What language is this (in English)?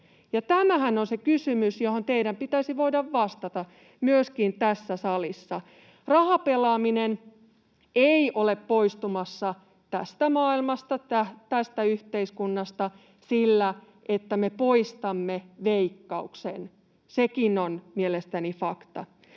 Finnish